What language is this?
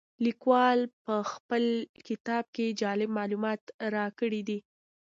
Pashto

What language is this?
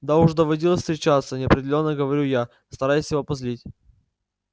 Russian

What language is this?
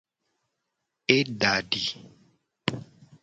Gen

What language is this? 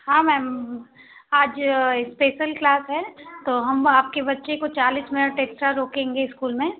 Hindi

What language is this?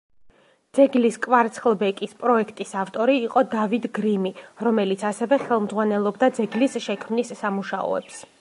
Georgian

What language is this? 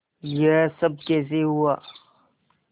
Hindi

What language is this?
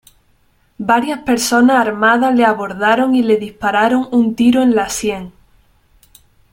Spanish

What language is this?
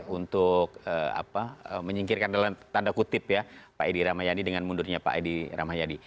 Indonesian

